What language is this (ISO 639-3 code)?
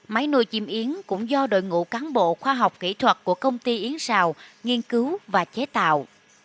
vie